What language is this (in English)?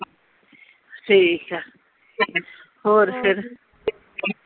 Punjabi